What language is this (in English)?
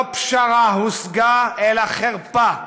Hebrew